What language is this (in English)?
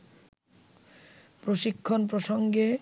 Bangla